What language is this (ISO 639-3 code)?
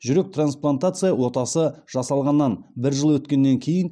kaz